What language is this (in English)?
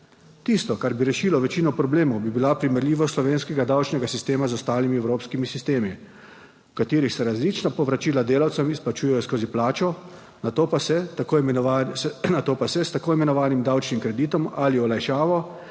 Slovenian